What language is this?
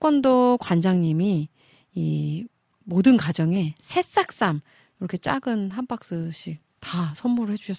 Korean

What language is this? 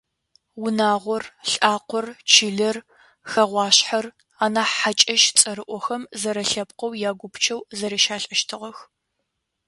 Adyghe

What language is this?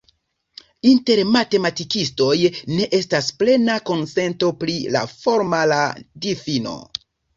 Esperanto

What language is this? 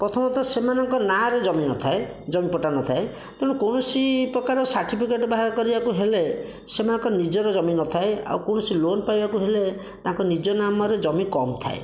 Odia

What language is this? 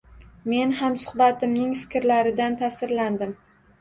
Uzbek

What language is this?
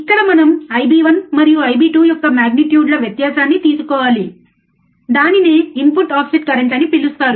Telugu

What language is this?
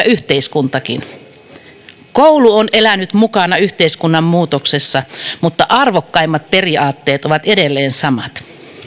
Finnish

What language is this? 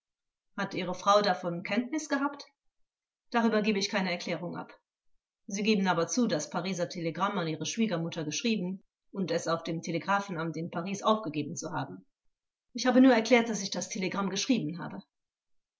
German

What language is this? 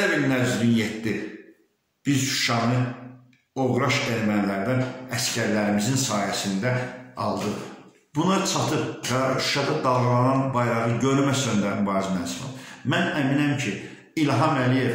Turkish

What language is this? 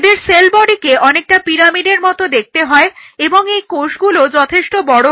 Bangla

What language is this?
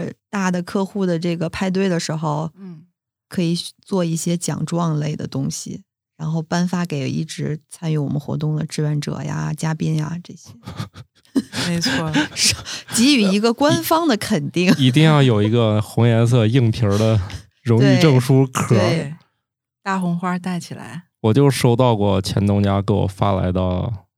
Chinese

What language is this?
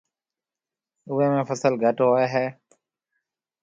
Marwari (Pakistan)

